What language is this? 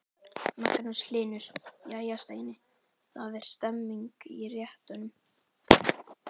Icelandic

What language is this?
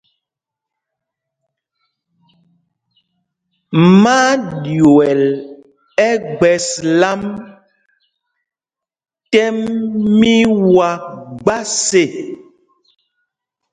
Mpumpong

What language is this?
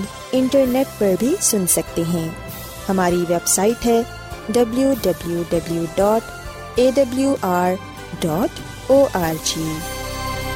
Urdu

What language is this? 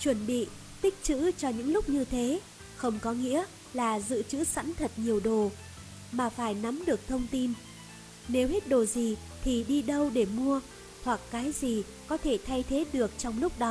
Vietnamese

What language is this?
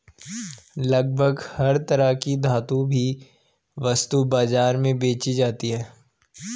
Hindi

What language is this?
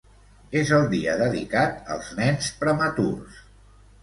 Catalan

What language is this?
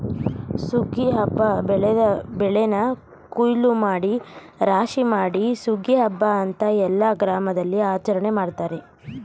Kannada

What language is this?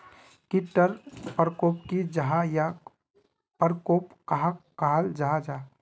Magahi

